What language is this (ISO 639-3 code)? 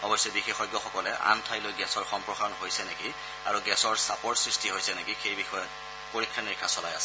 asm